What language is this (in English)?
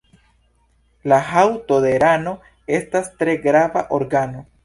Esperanto